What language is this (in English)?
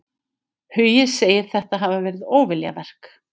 Icelandic